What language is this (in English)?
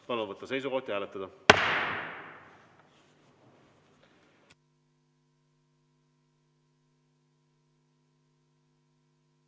Estonian